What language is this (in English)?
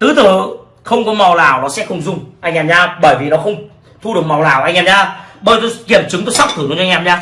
Vietnamese